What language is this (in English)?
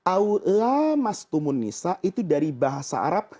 Indonesian